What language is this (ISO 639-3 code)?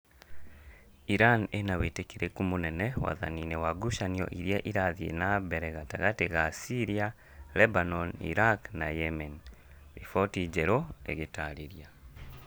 kik